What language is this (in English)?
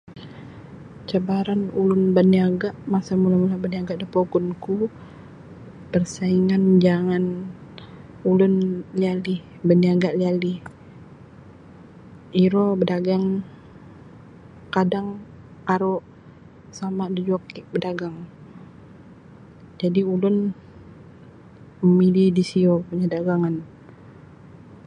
Sabah Bisaya